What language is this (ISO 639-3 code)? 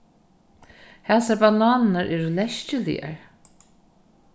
fao